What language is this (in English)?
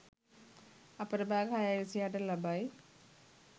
Sinhala